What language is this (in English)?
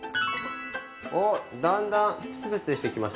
Japanese